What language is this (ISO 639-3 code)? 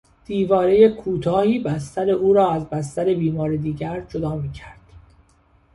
fas